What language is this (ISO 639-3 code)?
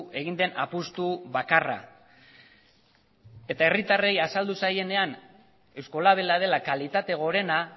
eus